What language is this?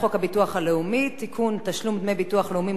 Hebrew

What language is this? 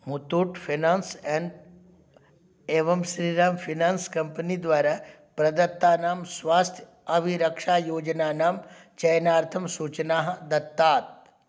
Sanskrit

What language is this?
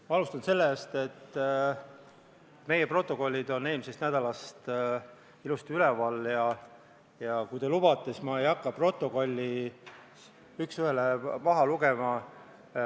Estonian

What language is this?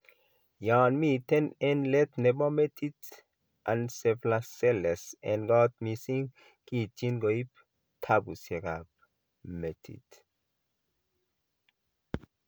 Kalenjin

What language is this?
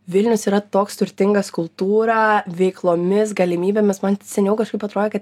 Lithuanian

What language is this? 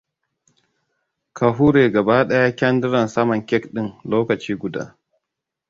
Hausa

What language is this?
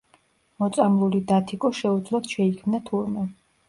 Georgian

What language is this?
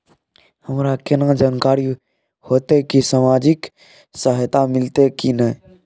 Maithili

